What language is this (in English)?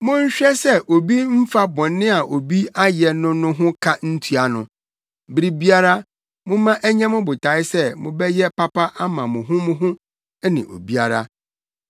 Akan